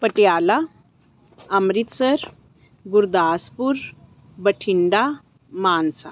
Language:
Punjabi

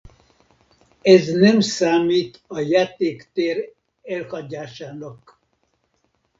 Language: Hungarian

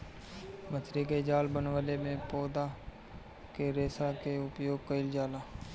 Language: Bhojpuri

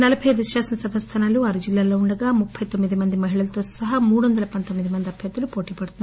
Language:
Telugu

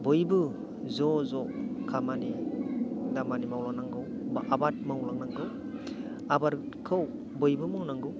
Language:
Bodo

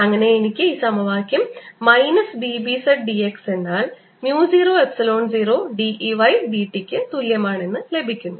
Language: Malayalam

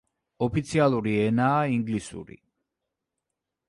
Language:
Georgian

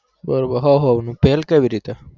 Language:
Gujarati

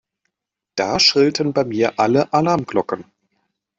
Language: German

